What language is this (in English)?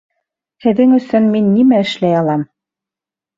Bashkir